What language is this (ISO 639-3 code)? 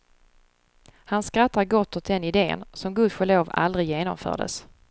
swe